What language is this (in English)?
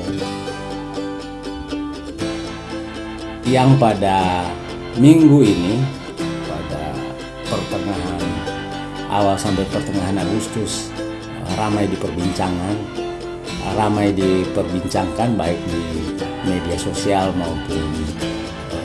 Indonesian